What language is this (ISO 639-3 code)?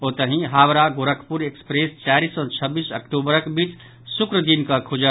mai